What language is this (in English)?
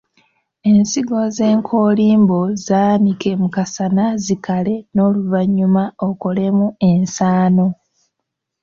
Ganda